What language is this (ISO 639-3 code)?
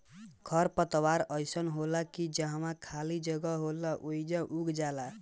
bho